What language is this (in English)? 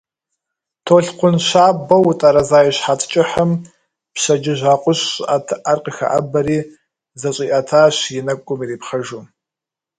Kabardian